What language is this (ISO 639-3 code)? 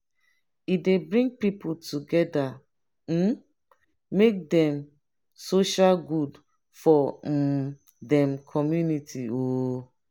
pcm